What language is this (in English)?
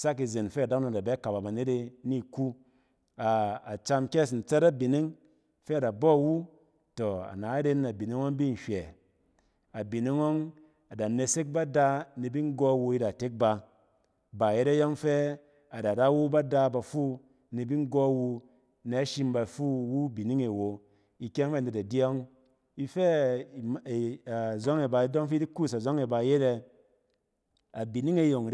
Cen